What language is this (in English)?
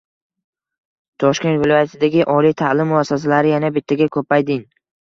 Uzbek